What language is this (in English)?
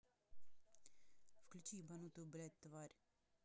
Russian